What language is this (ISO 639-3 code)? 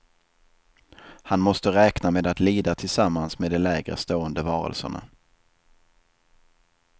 swe